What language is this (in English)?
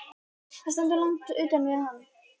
Icelandic